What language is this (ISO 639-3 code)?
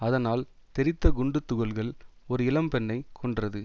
tam